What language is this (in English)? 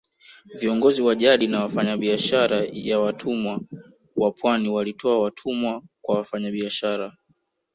Swahili